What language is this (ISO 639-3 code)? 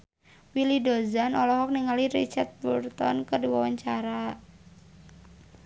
sun